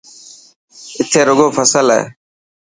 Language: Dhatki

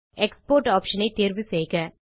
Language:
Tamil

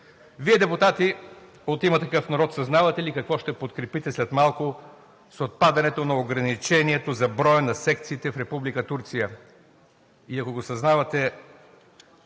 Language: Bulgarian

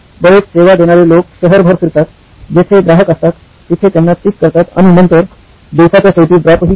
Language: Marathi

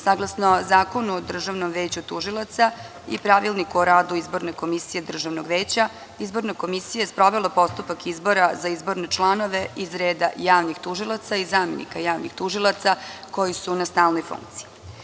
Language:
Serbian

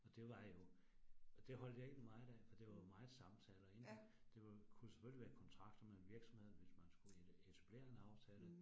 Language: Danish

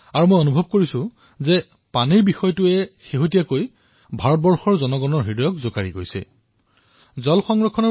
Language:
Assamese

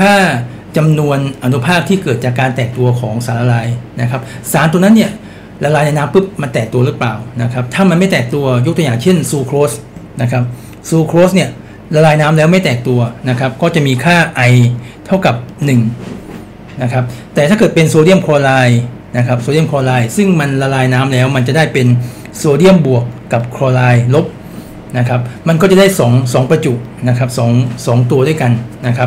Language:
Thai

